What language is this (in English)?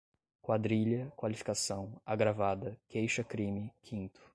Portuguese